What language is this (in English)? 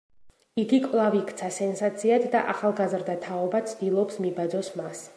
Georgian